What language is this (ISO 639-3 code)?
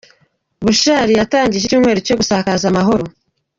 kin